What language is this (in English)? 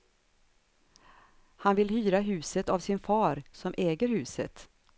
Swedish